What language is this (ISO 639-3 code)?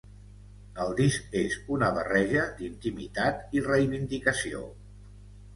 cat